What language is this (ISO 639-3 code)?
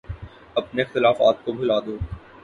urd